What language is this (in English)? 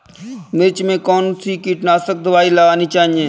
Hindi